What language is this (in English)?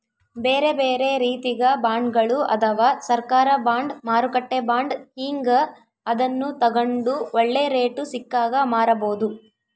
Kannada